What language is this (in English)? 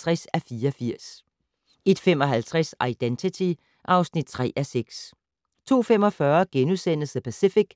Danish